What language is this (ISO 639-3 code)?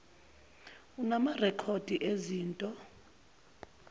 zul